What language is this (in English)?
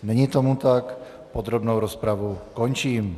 Czech